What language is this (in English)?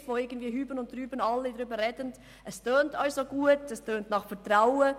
Swiss German